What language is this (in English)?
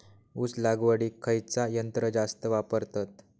Marathi